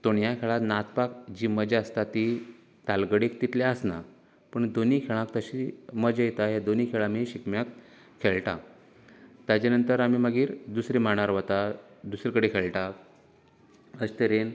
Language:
Konkani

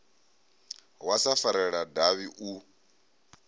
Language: Venda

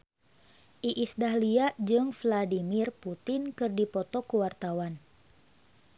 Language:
Sundanese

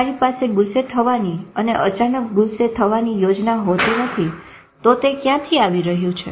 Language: Gujarati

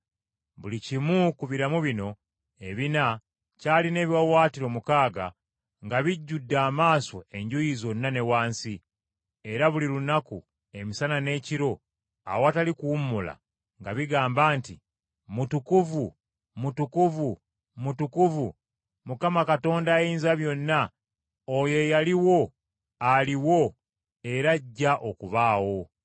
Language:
Ganda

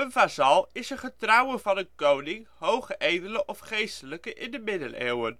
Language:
Dutch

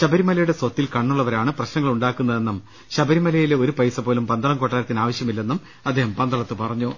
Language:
Malayalam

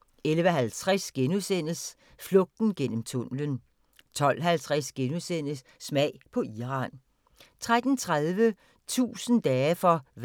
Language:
Danish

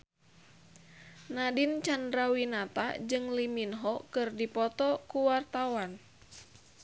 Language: Sundanese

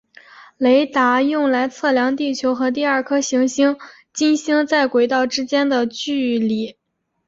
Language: Chinese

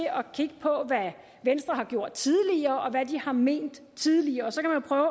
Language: Danish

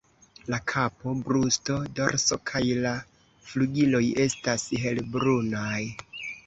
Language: Esperanto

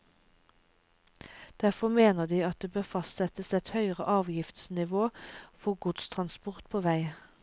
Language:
Norwegian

